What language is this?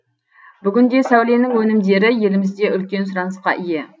Kazakh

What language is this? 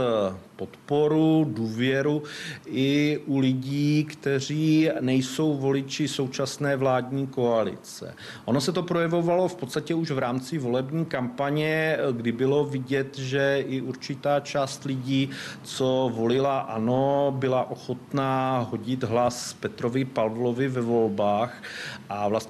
Czech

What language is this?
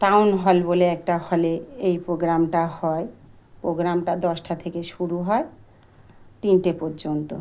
Bangla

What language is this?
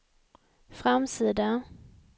Swedish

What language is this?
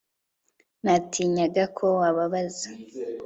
Kinyarwanda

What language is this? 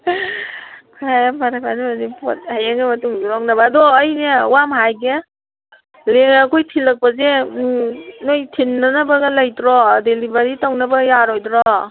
Manipuri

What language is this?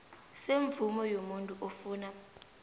South Ndebele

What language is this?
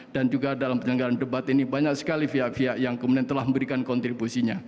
Indonesian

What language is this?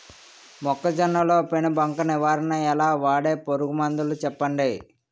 Telugu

